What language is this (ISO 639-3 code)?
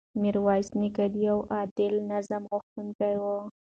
pus